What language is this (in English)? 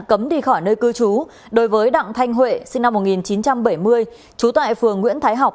Vietnamese